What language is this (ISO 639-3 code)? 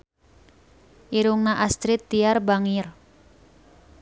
sun